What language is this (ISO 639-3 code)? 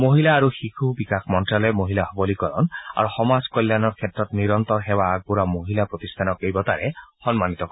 asm